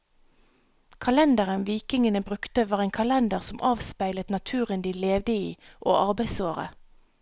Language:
Norwegian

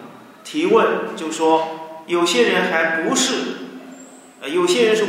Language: Chinese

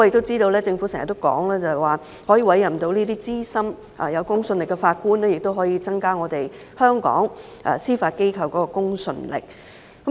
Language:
Cantonese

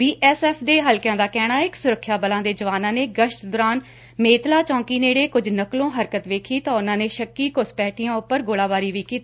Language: Punjabi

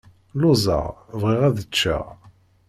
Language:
Kabyle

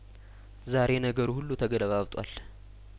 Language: Amharic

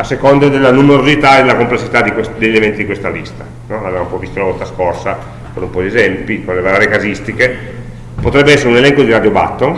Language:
Italian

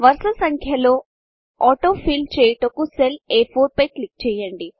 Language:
Telugu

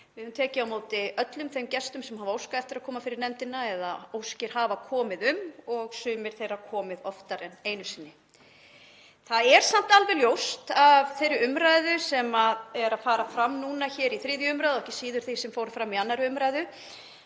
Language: Icelandic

